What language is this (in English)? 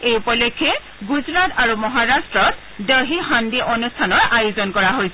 Assamese